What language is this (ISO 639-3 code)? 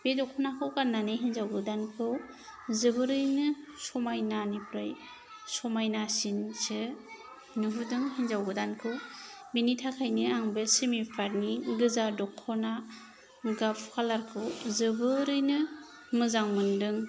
brx